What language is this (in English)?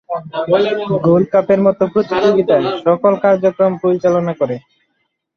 Bangla